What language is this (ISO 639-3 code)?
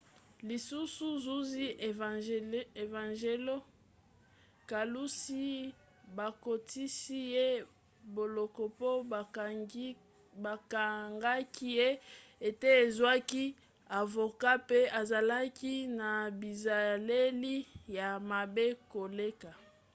lin